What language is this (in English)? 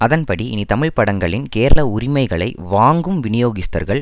Tamil